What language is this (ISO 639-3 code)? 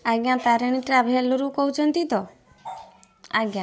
ori